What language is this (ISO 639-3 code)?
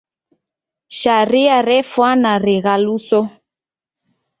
dav